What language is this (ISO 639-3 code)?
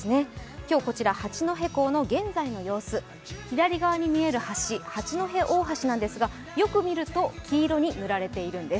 jpn